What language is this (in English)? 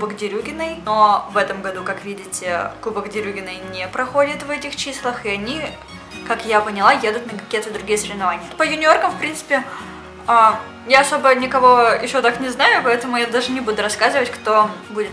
Russian